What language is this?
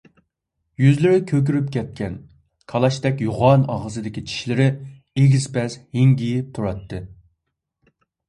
Uyghur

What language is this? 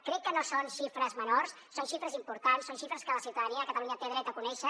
Catalan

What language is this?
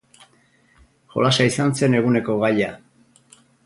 Basque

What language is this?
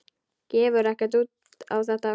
Icelandic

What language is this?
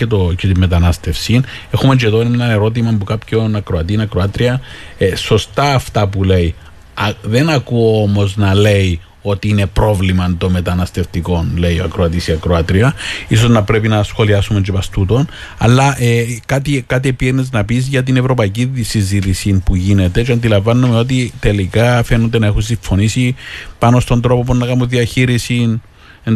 Greek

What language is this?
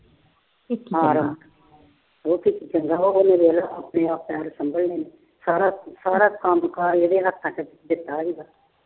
Punjabi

